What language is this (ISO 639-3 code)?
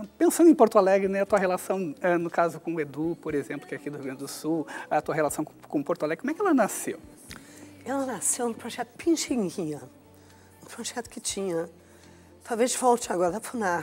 por